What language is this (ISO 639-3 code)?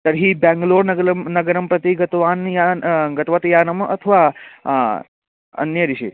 san